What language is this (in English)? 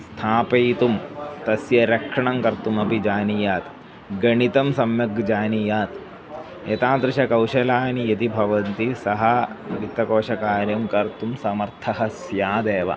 Sanskrit